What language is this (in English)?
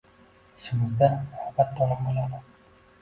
Uzbek